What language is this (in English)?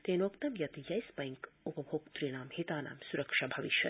Sanskrit